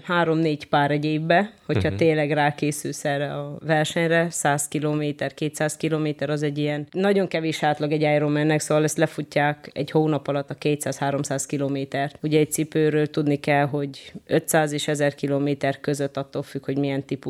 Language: Hungarian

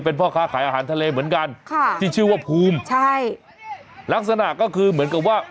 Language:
Thai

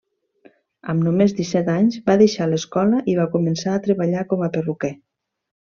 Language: Catalan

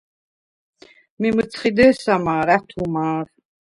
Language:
Svan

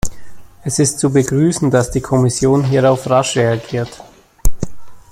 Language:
German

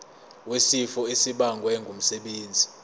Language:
Zulu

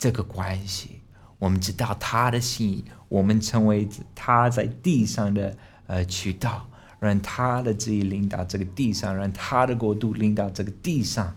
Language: Chinese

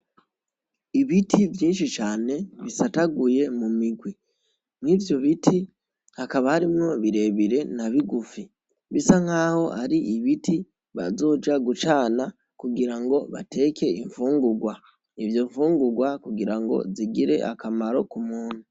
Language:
Rundi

